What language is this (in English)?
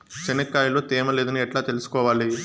Telugu